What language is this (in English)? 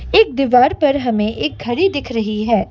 Hindi